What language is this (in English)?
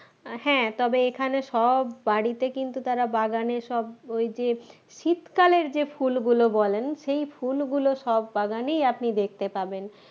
Bangla